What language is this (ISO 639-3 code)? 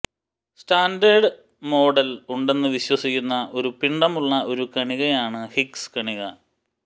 mal